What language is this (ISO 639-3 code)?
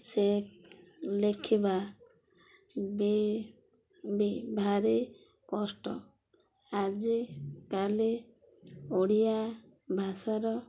ori